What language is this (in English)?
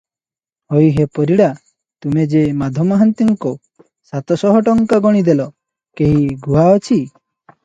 Odia